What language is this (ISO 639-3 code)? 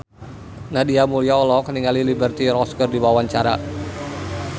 sun